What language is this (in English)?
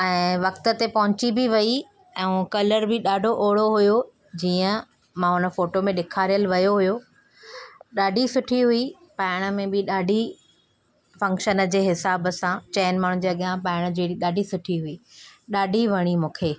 Sindhi